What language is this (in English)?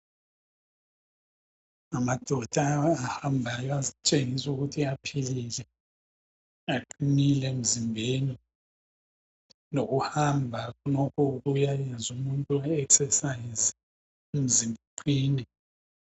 North Ndebele